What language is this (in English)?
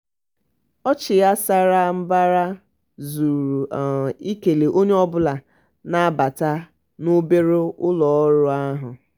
Igbo